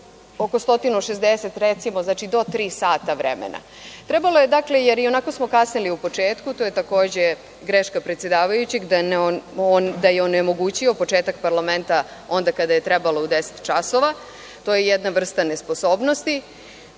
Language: Serbian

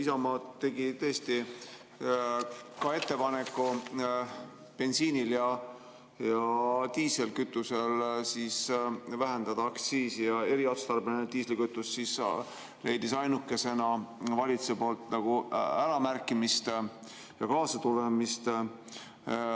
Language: Estonian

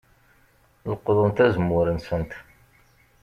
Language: Kabyle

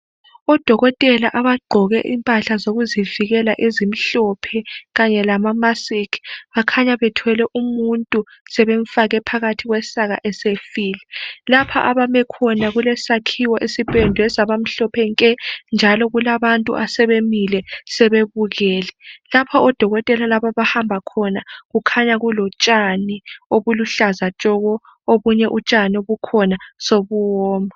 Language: North Ndebele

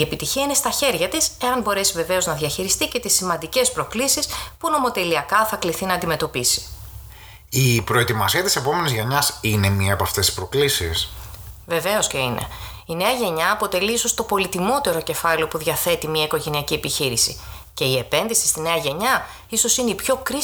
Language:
Greek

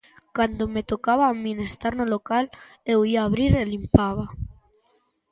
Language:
Galician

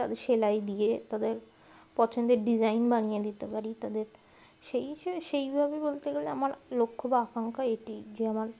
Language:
Bangla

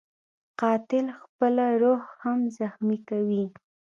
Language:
Pashto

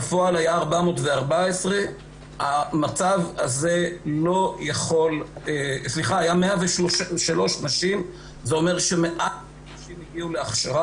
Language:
Hebrew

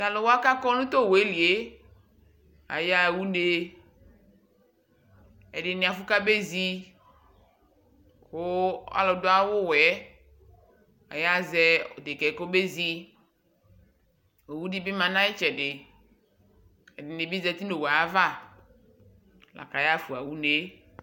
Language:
Ikposo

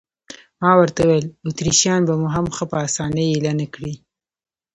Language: Pashto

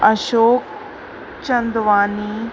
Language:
Sindhi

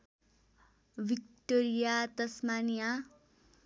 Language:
Nepali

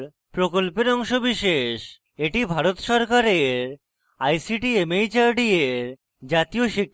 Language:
Bangla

